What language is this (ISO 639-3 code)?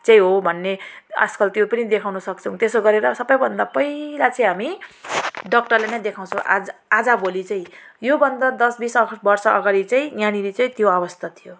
nep